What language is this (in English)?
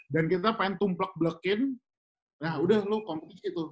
Indonesian